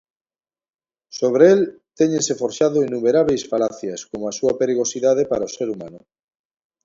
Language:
Galician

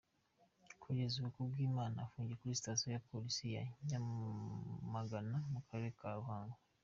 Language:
Kinyarwanda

